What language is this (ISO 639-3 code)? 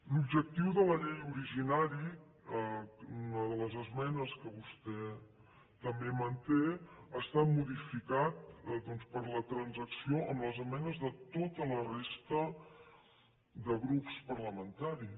cat